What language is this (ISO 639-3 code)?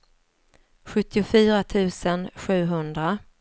swe